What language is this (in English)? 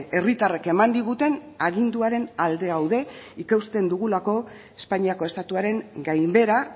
Basque